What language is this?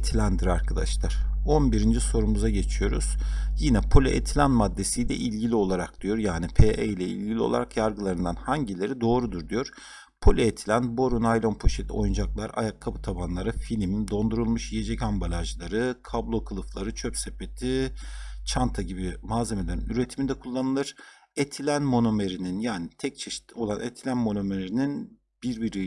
Turkish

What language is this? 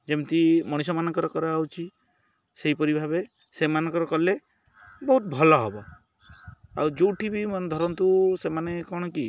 Odia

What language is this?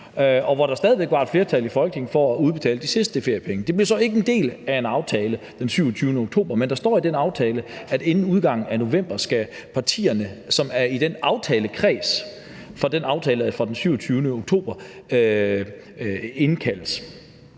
Danish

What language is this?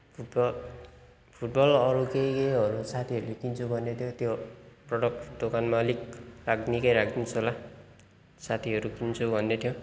Nepali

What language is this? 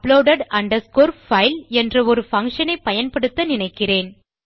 Tamil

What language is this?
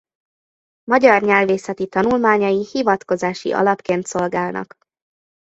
Hungarian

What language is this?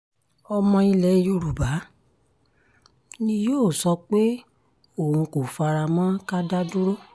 Yoruba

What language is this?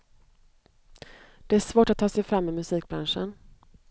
Swedish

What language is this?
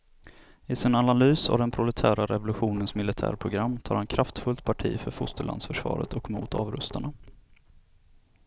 Swedish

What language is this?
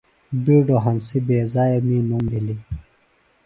Phalura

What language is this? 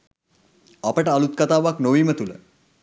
Sinhala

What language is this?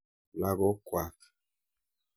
Kalenjin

